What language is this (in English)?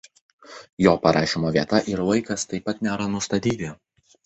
Lithuanian